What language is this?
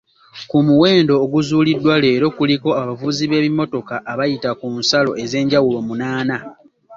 Ganda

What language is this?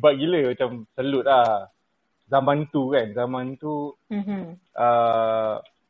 Malay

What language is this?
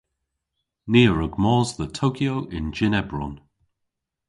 Cornish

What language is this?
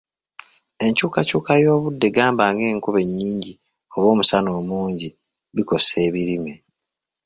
Ganda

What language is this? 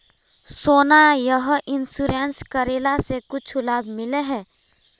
Magahi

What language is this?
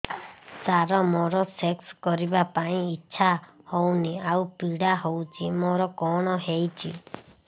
Odia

